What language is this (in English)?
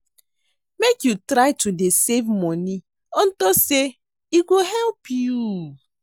Nigerian Pidgin